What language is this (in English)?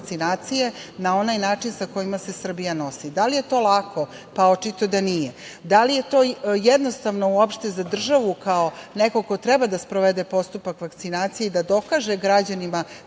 Serbian